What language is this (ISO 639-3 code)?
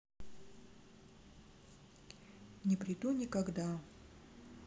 rus